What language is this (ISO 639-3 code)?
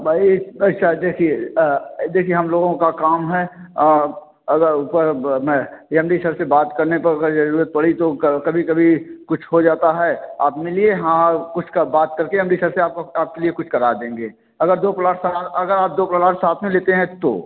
hin